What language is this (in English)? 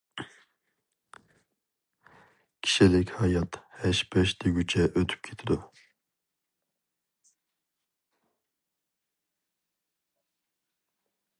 Uyghur